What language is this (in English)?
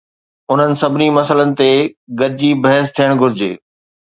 Sindhi